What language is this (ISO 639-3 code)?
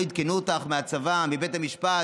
heb